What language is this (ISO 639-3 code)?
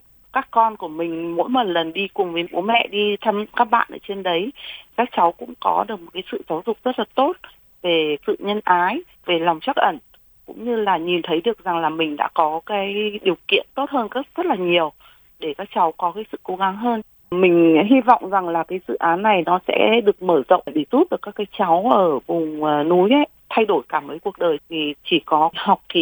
vie